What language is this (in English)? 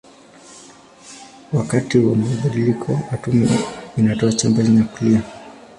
Swahili